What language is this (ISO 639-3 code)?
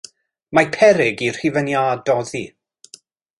cym